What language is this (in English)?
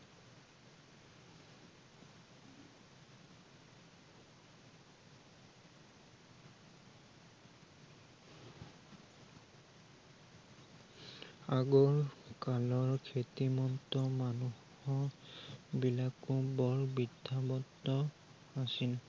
Assamese